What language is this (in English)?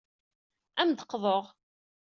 Kabyle